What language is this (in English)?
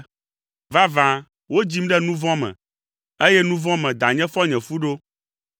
Ewe